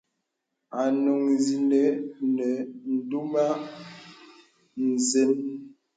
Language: Bebele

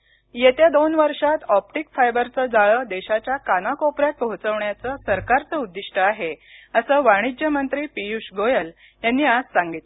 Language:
Marathi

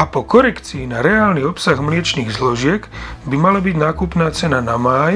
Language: Slovak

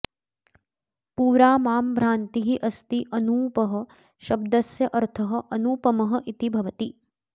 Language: Sanskrit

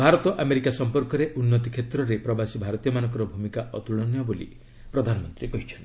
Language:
Odia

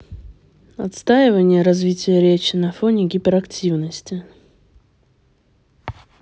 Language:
Russian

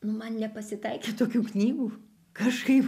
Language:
Lithuanian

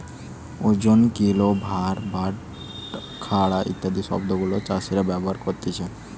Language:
Bangla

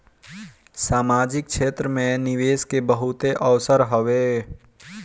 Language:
Bhojpuri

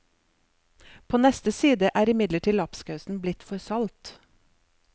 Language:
Norwegian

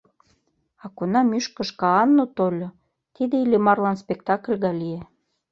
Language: Mari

